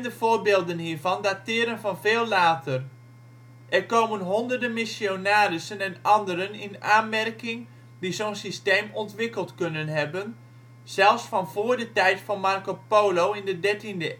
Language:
Dutch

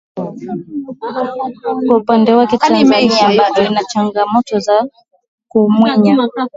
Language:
Swahili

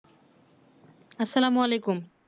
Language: Bangla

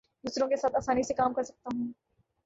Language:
Urdu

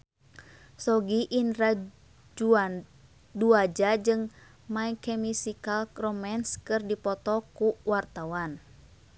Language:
Sundanese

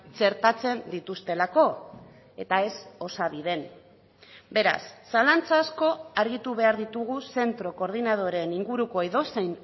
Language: Basque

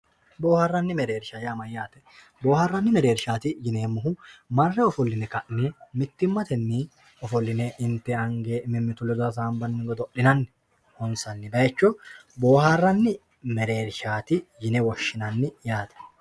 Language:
Sidamo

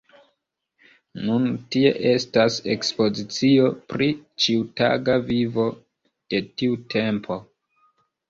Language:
Esperanto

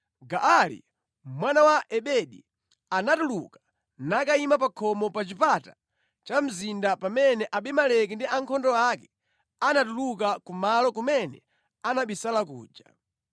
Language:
Nyanja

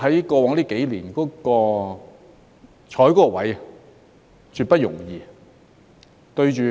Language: Cantonese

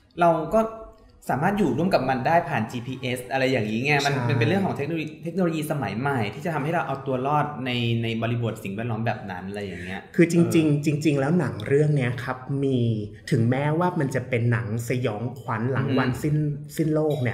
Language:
Thai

